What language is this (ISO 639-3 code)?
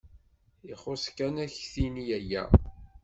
kab